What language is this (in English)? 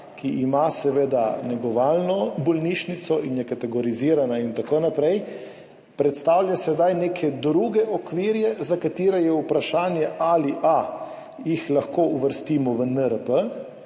Slovenian